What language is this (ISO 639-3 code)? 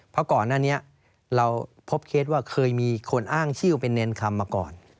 tha